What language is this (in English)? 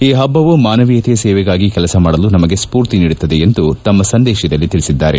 Kannada